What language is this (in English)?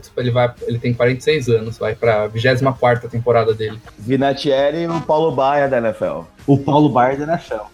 Portuguese